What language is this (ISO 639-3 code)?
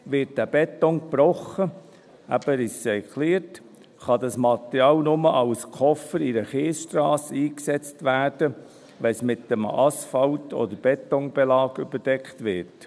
gsw